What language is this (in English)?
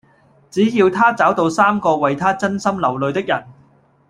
Cantonese